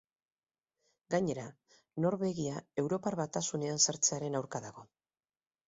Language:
Basque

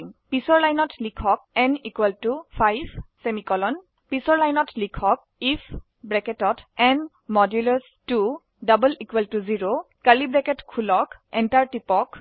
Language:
Assamese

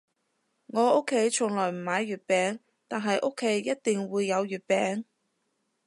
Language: Cantonese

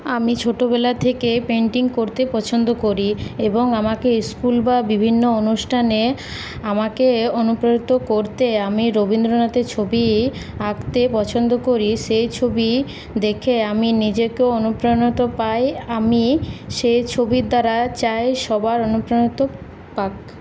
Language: Bangla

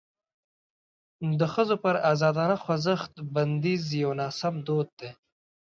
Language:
Pashto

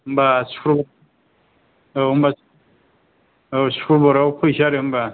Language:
Bodo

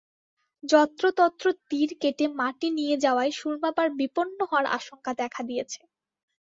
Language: Bangla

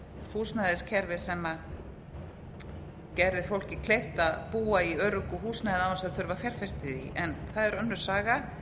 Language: Icelandic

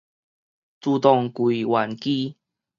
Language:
Min Nan Chinese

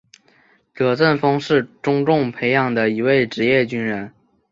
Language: Chinese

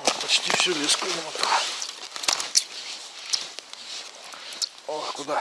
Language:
Russian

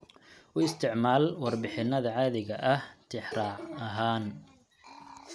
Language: Somali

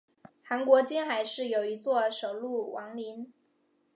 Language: Chinese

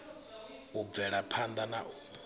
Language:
Venda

